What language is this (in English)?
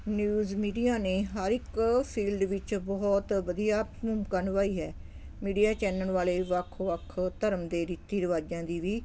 Punjabi